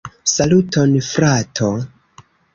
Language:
Esperanto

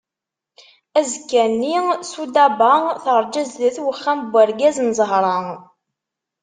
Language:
Kabyle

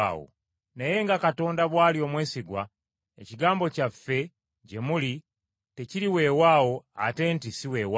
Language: Ganda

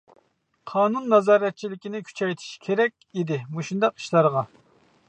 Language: Uyghur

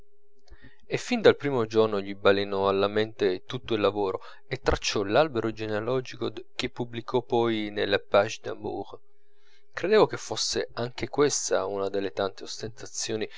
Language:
Italian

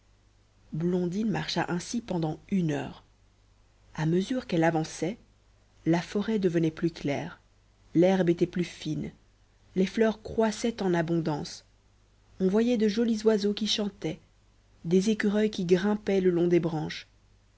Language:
French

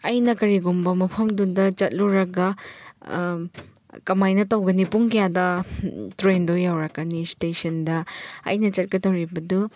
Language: Manipuri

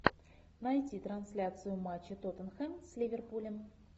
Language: Russian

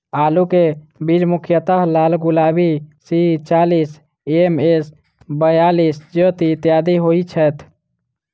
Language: Maithili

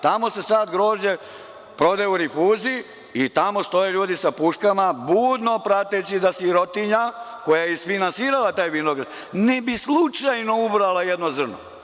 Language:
Serbian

